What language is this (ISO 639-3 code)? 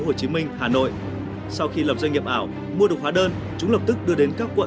vie